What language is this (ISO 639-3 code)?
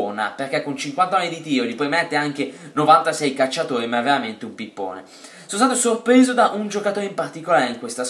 ita